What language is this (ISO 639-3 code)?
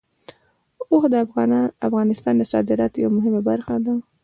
pus